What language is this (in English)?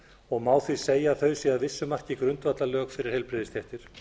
Icelandic